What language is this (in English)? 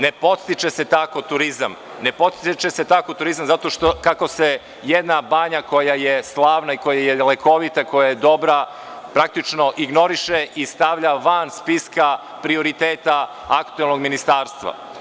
Serbian